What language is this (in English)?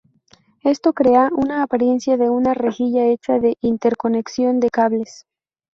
Spanish